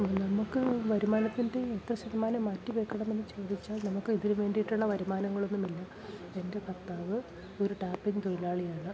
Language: Malayalam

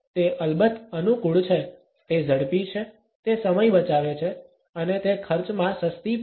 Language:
Gujarati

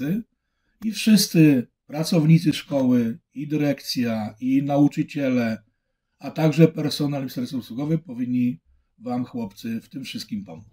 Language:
Polish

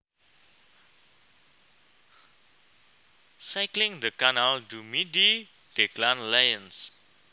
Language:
Javanese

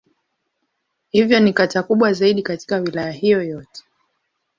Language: Swahili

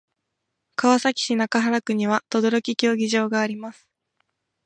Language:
Japanese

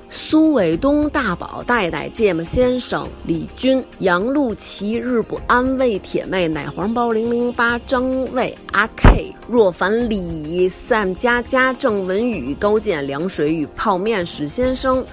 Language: Chinese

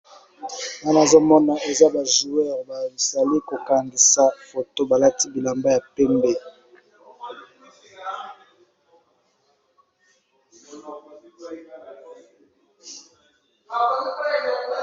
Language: Lingala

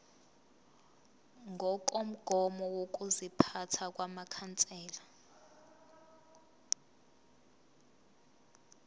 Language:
Zulu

